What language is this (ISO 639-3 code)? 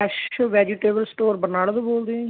pan